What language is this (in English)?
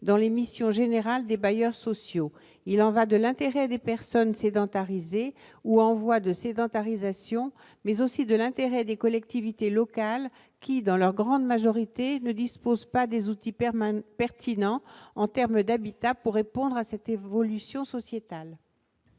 French